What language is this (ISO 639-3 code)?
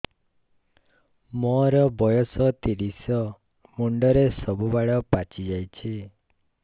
ori